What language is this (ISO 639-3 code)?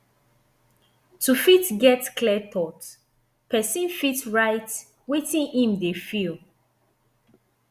pcm